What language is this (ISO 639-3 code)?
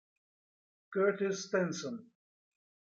ita